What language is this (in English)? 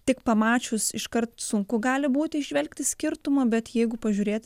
Lithuanian